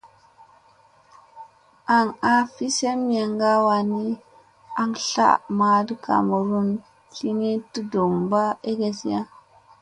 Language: Musey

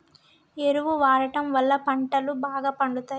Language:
Telugu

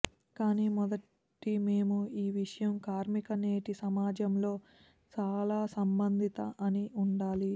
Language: Telugu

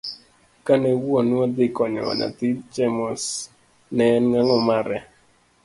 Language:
Luo (Kenya and Tanzania)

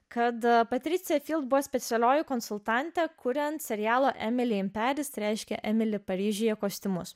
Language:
Lithuanian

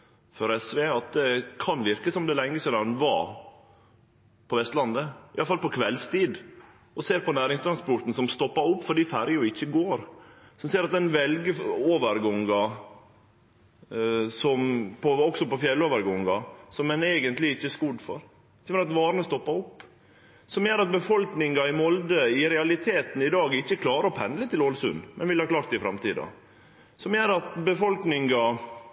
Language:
Norwegian Nynorsk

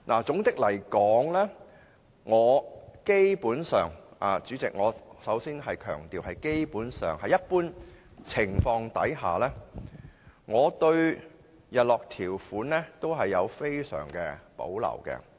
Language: Cantonese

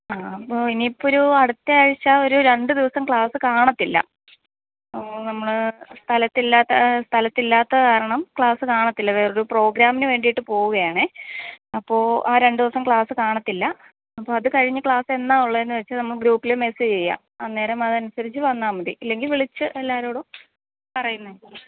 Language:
Malayalam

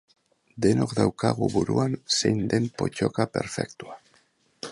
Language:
Basque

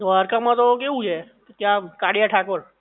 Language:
Gujarati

